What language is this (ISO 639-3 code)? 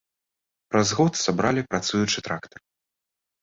bel